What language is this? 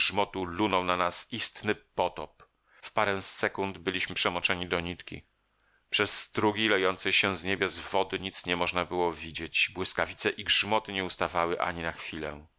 Polish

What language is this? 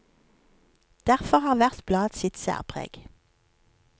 Norwegian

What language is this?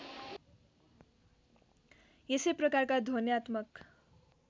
Nepali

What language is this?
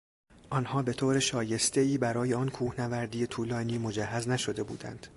Persian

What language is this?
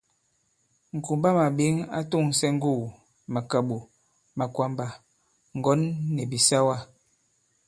Bankon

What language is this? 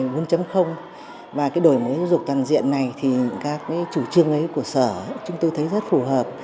Vietnamese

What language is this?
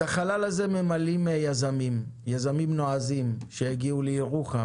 Hebrew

